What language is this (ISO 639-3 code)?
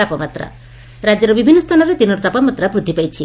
ori